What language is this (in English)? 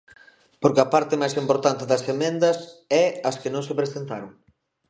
Galician